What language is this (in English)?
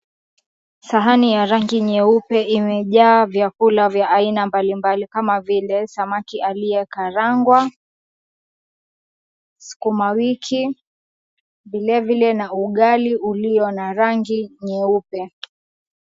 Swahili